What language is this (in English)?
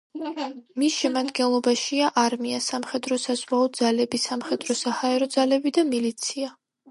Georgian